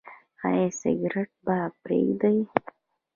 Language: Pashto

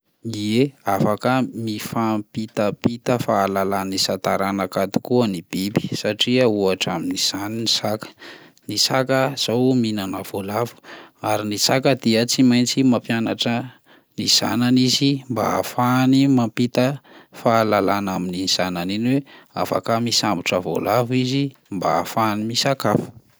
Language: Malagasy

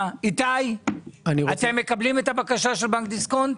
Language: Hebrew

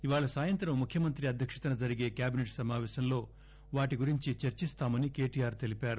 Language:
Telugu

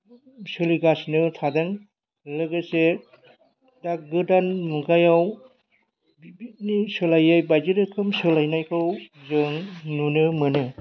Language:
Bodo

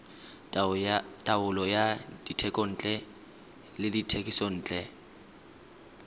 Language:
Tswana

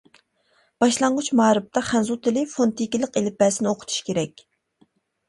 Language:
Uyghur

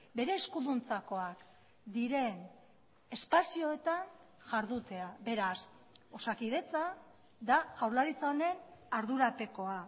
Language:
Basque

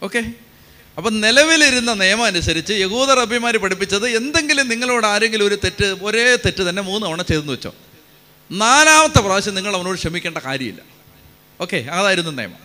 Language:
Malayalam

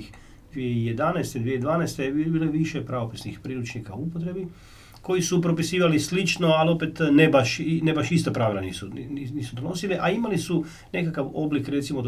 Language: Croatian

